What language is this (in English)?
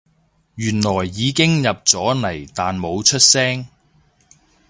Cantonese